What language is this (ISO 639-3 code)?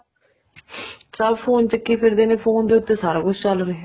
pan